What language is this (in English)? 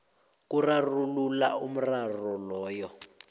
South Ndebele